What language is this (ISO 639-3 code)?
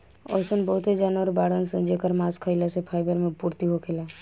bho